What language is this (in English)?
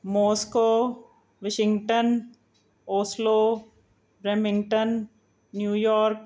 Punjabi